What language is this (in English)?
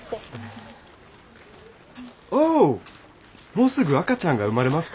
Japanese